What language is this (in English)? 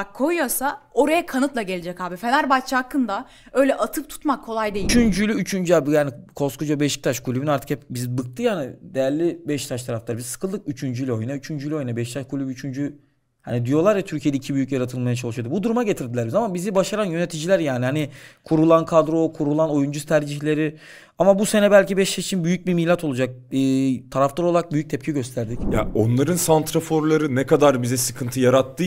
Turkish